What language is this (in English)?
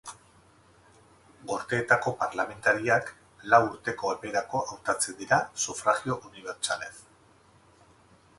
Basque